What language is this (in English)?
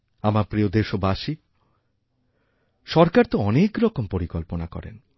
Bangla